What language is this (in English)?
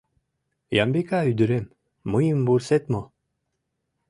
Mari